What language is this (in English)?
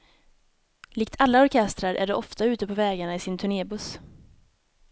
Swedish